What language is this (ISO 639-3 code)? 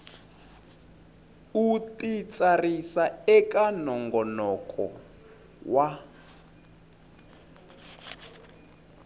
tso